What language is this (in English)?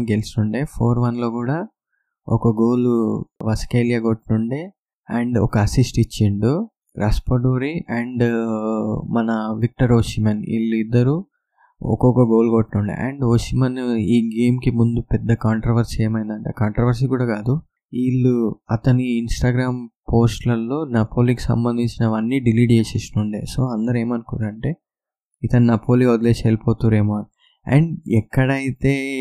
Telugu